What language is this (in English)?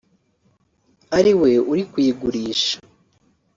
Kinyarwanda